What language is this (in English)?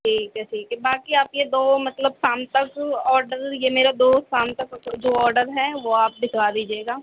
Urdu